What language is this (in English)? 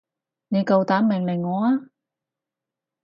Cantonese